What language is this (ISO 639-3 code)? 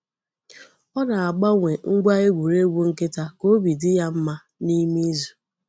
ibo